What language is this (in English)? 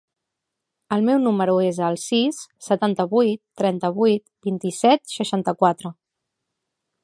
Catalan